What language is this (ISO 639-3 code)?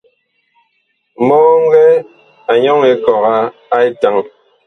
bkh